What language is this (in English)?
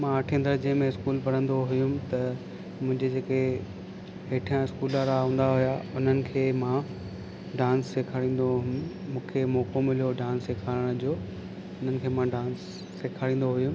Sindhi